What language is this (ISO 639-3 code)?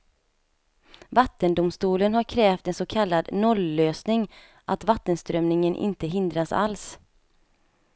swe